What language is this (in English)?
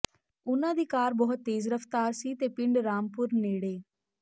Punjabi